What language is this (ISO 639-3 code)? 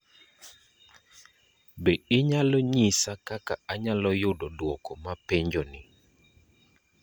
luo